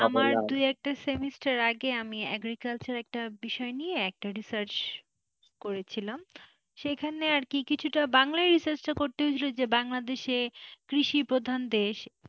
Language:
Bangla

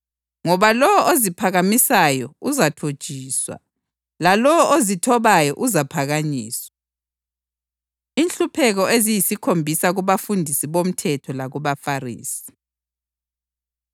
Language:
North Ndebele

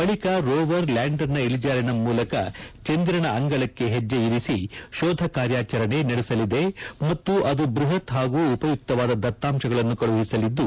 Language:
Kannada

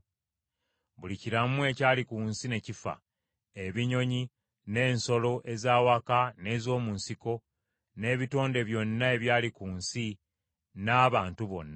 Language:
Ganda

